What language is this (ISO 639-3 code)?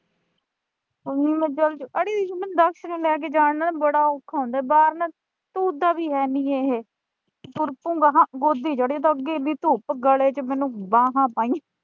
pan